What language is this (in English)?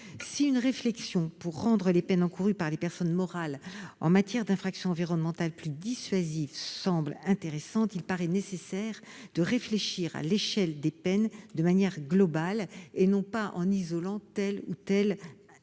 French